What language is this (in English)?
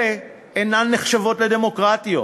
Hebrew